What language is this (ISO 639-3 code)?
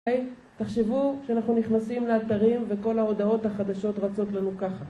heb